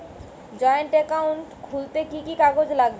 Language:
Bangla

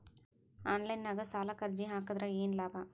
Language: Kannada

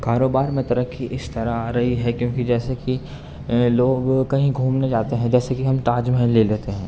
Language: Urdu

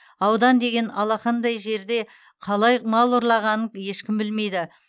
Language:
Kazakh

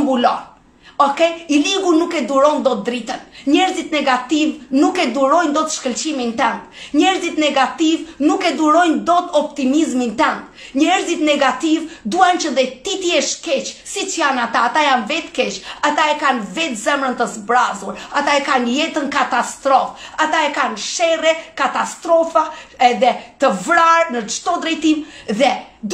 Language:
Romanian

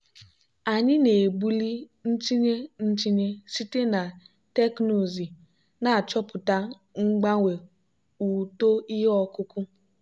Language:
Igbo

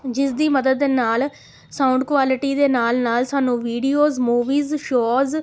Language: Punjabi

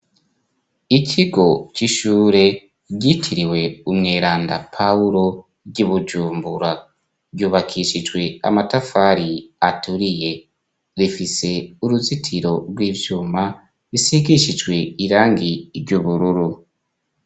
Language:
Rundi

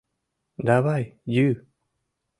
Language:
Mari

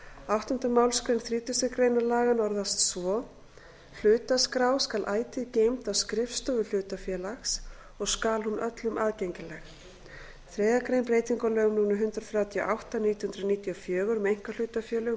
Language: Icelandic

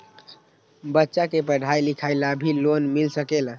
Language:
Magahi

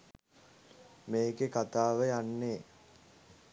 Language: Sinhala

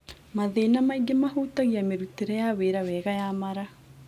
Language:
Kikuyu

